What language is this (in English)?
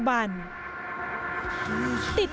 Thai